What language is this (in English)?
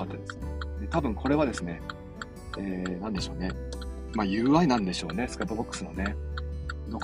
Japanese